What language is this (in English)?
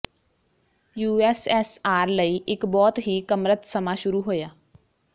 Punjabi